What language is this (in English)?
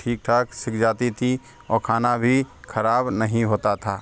Hindi